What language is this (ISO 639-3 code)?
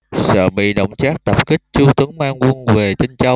vie